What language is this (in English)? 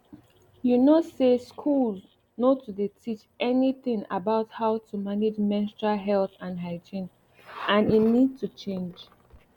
Nigerian Pidgin